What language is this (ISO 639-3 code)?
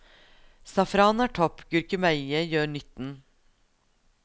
nor